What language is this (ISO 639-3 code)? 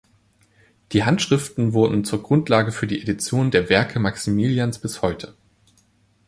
deu